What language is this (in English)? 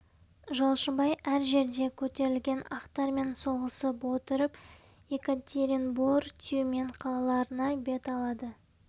Kazakh